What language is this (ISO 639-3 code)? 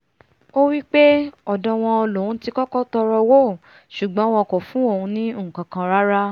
yor